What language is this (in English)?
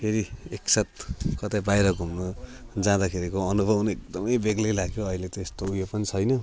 Nepali